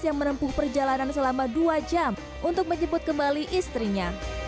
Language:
Indonesian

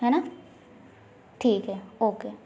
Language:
Hindi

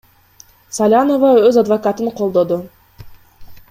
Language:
Kyrgyz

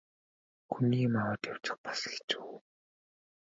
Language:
Mongolian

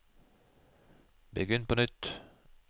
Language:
Norwegian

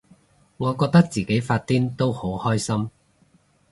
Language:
Cantonese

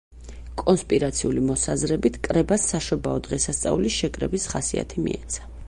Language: Georgian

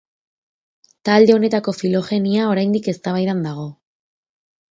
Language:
Basque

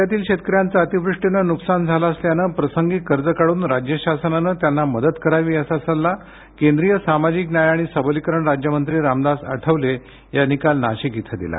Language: Marathi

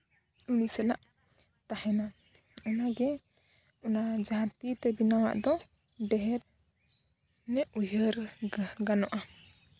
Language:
Santali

